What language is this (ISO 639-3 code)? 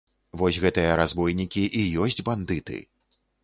bel